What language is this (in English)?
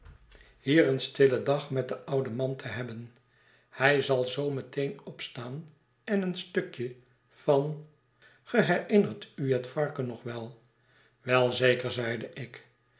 Dutch